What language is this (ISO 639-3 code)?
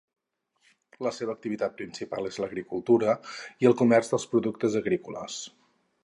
cat